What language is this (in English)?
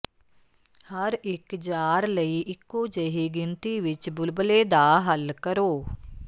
Punjabi